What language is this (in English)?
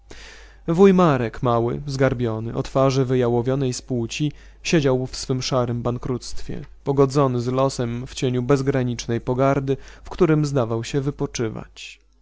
Polish